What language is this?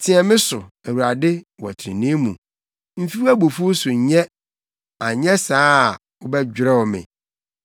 Akan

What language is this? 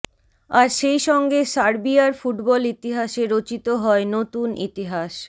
Bangla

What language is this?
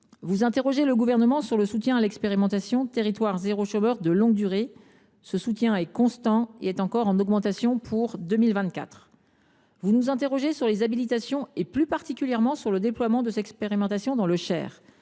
French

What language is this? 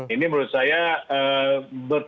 Indonesian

